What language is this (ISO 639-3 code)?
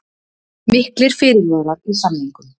isl